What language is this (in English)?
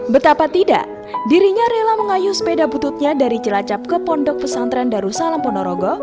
Indonesian